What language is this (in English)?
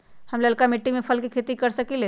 Magahi